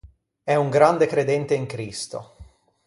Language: Italian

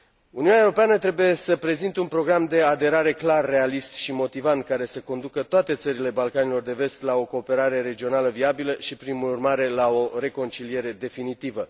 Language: Romanian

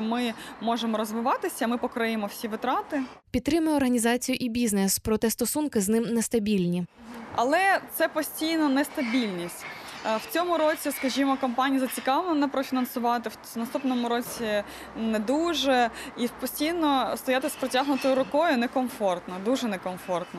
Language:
Ukrainian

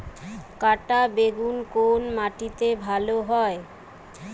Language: Bangla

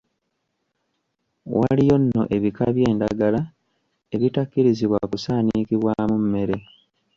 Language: Ganda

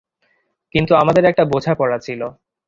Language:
Bangla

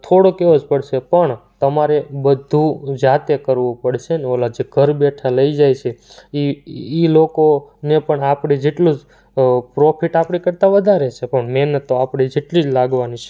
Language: Gujarati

